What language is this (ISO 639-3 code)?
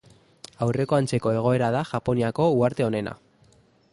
eus